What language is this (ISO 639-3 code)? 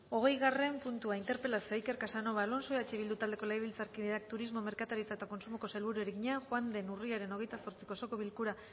eus